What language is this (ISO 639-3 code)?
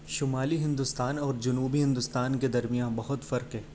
urd